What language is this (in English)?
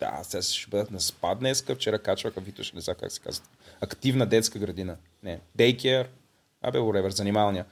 Bulgarian